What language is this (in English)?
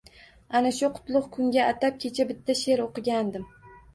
Uzbek